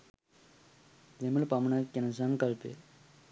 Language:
Sinhala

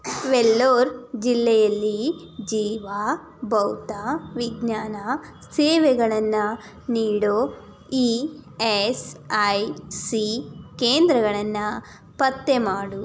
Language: Kannada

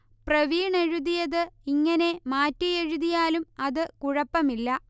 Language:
Malayalam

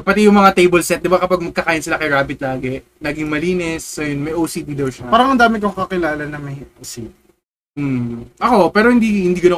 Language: Filipino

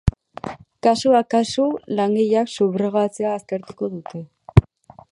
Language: Basque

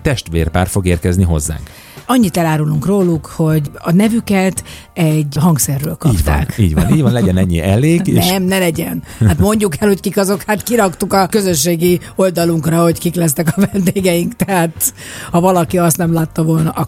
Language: Hungarian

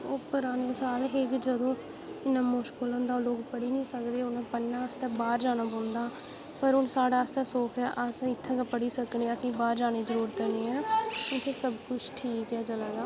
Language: Dogri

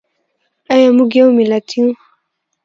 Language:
Pashto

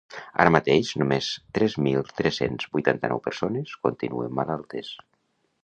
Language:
Catalan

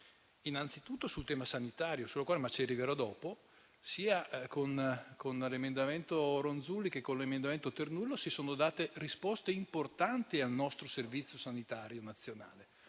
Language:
Italian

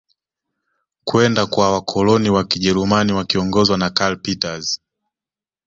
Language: Swahili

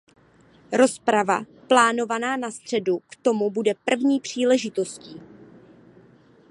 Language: Czech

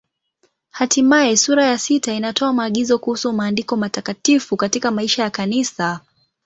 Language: Swahili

